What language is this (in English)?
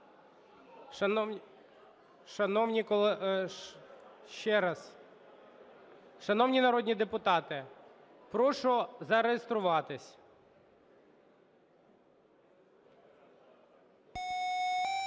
Ukrainian